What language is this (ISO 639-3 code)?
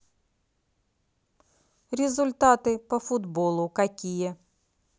rus